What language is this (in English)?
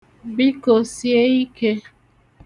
Igbo